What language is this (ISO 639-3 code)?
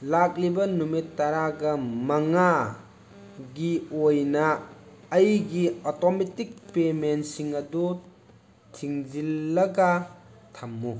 mni